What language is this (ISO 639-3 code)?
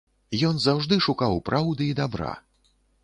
bel